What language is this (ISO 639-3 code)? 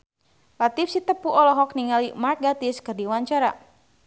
sun